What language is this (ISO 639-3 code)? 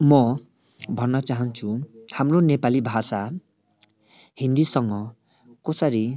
nep